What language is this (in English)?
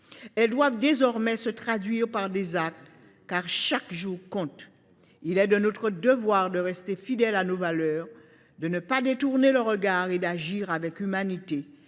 French